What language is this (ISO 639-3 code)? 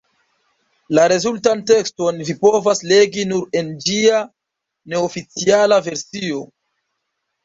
epo